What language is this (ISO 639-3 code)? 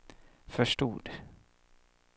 swe